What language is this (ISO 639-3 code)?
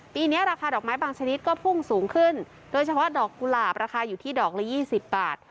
tha